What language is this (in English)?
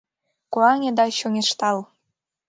Mari